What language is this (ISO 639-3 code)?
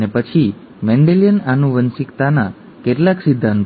guj